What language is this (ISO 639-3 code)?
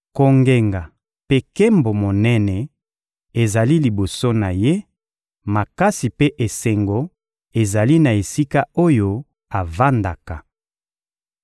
lin